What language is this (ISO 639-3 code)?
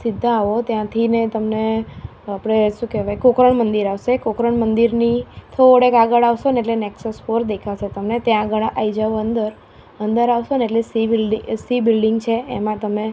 guj